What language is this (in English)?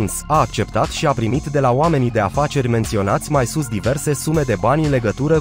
Romanian